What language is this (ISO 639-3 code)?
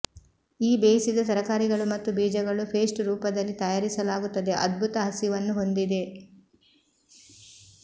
kan